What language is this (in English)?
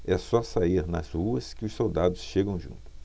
Portuguese